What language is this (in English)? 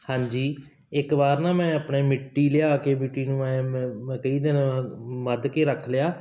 Punjabi